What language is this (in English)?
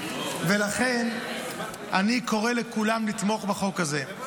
Hebrew